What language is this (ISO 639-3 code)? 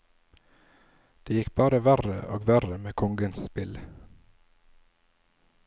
nor